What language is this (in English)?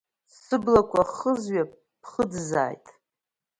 Abkhazian